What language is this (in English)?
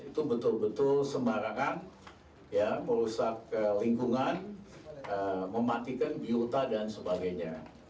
Indonesian